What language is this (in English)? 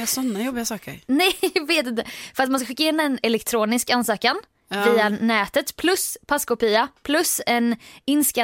Swedish